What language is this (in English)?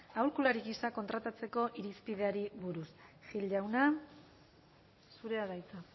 Basque